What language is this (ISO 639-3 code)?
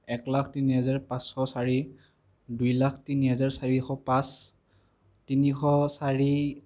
asm